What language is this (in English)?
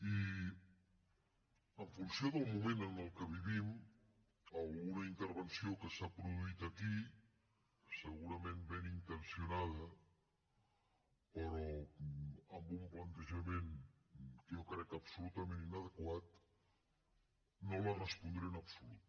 Catalan